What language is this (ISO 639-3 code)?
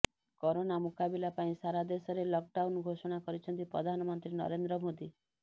ori